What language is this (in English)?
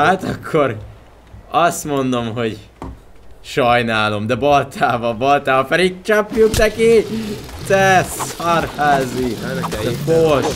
Hungarian